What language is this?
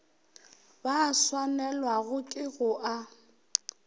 Northern Sotho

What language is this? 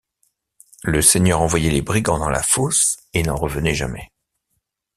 French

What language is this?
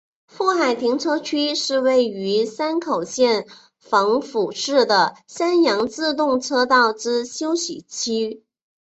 Chinese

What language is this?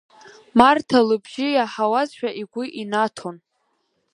Abkhazian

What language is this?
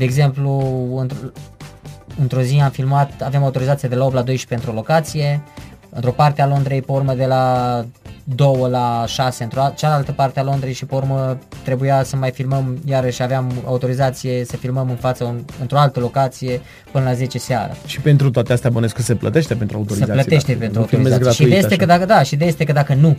Romanian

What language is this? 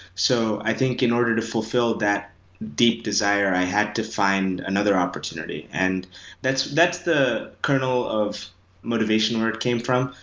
English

